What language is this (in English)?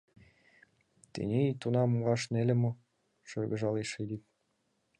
Mari